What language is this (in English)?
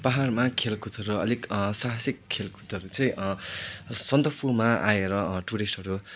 Nepali